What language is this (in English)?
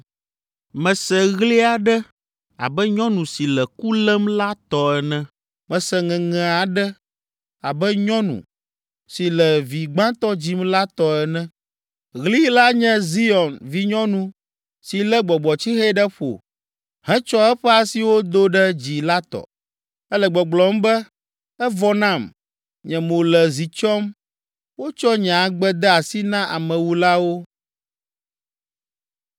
Ewe